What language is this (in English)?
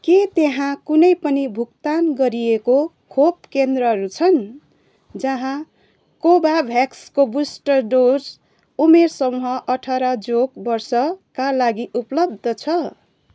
Nepali